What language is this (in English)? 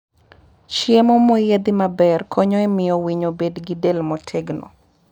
Luo (Kenya and Tanzania)